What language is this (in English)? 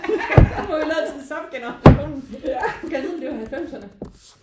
Danish